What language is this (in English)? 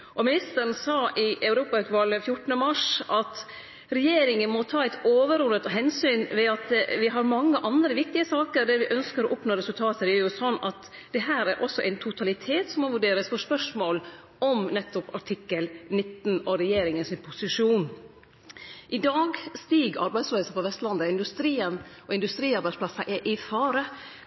Norwegian Nynorsk